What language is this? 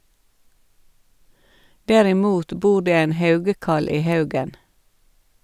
Norwegian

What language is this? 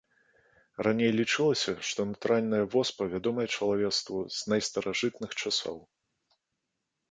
Belarusian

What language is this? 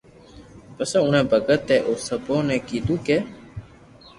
Loarki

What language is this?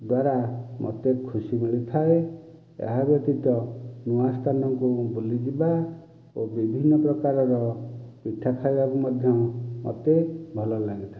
Odia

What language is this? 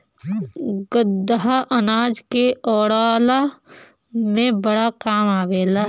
Bhojpuri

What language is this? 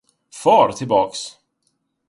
Swedish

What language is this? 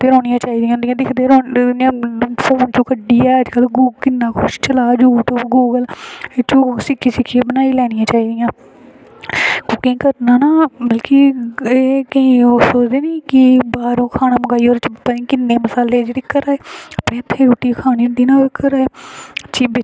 Dogri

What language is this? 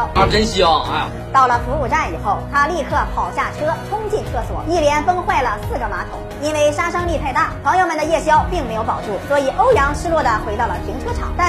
Chinese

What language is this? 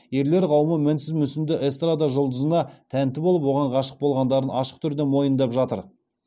Kazakh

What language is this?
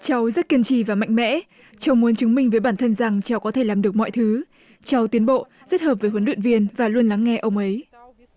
Vietnamese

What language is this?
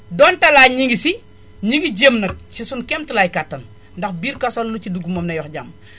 Wolof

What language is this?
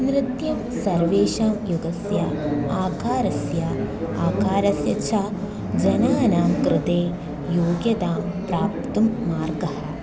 Sanskrit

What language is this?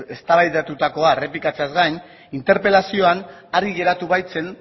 Basque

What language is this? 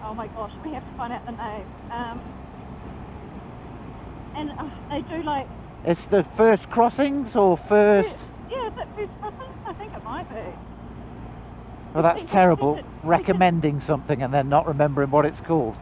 English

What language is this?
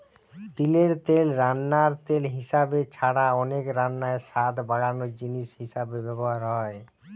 Bangla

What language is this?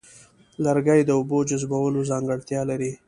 Pashto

